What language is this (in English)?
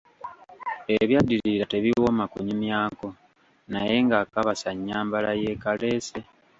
Ganda